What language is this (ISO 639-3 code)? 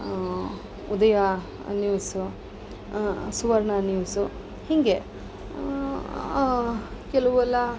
kan